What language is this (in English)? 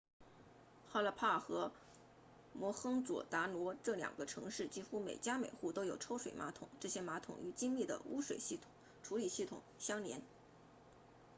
Chinese